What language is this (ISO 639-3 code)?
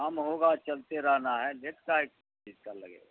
urd